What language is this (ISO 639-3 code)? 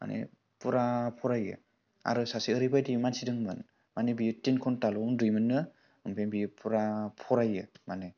brx